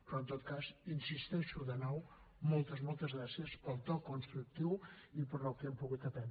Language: Catalan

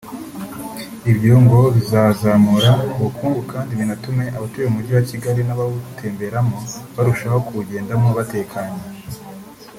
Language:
Kinyarwanda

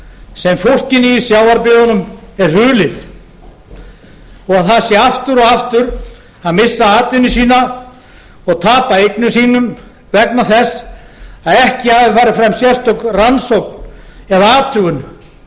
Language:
Icelandic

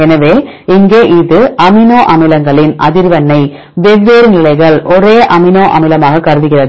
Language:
Tamil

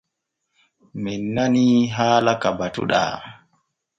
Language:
Borgu Fulfulde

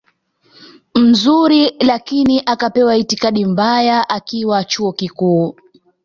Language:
Swahili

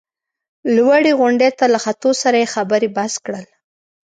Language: Pashto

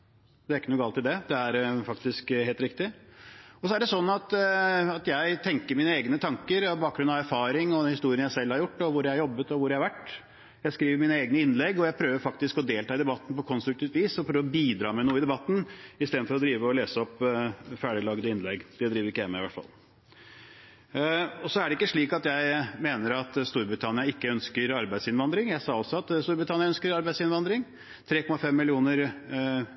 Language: Norwegian Bokmål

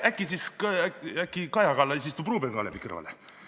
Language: Estonian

